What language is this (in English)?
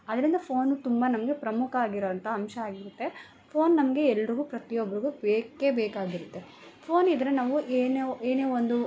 Kannada